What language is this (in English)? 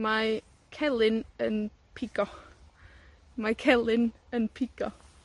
Welsh